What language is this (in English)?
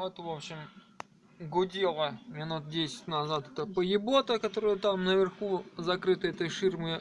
Russian